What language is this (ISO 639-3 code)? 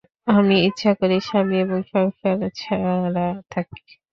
ben